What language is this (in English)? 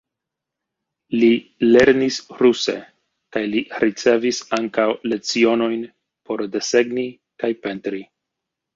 Esperanto